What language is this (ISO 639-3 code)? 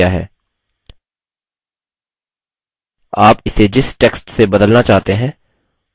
hin